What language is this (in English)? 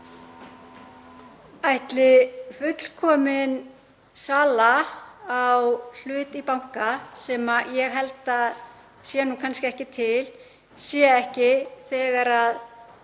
Icelandic